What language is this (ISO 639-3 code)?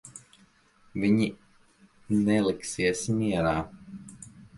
lav